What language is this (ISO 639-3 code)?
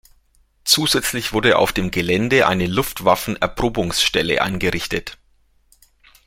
deu